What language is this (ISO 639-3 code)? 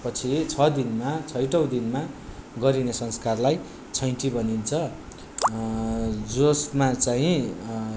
nep